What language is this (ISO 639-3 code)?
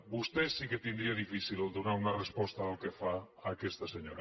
cat